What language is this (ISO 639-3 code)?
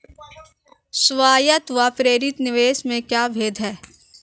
hin